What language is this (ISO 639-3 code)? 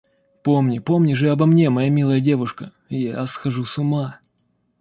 rus